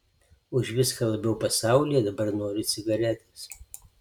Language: Lithuanian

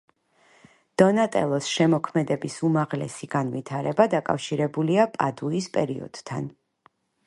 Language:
Georgian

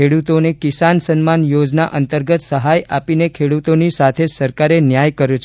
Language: Gujarati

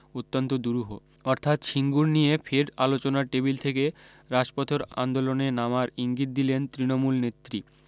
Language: Bangla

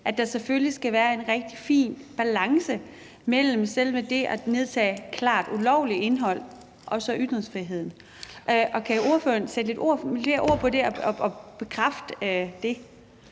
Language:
Danish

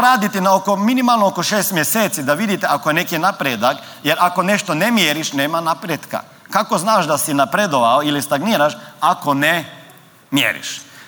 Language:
Croatian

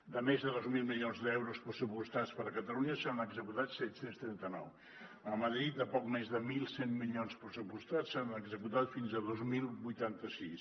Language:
Catalan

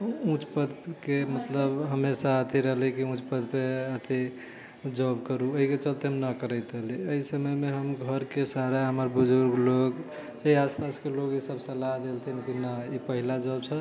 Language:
Maithili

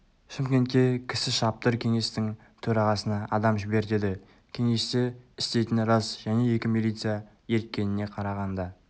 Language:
Kazakh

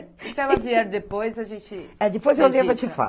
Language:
Portuguese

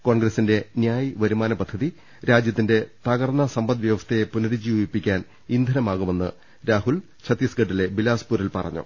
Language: Malayalam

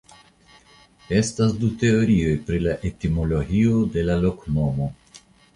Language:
Esperanto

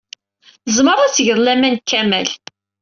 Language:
Kabyle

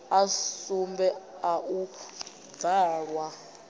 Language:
Venda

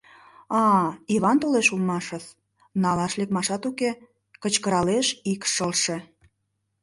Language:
Mari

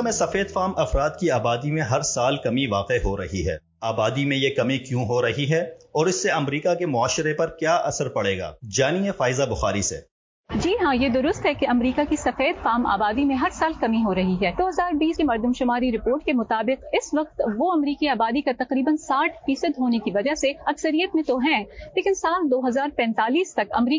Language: Urdu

